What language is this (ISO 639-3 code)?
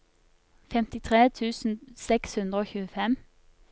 nor